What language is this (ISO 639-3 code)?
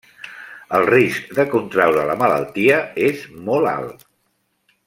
cat